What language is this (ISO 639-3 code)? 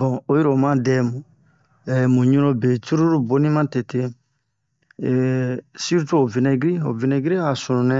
bmq